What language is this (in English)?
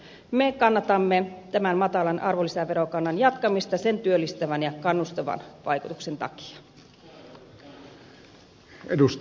Finnish